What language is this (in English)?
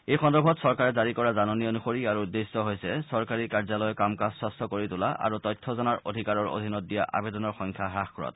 Assamese